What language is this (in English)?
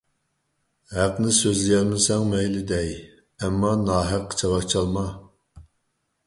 Uyghur